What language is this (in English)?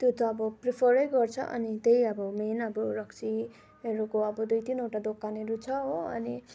Nepali